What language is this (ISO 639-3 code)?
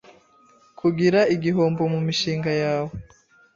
kin